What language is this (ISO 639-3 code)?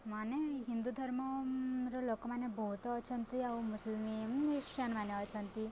ori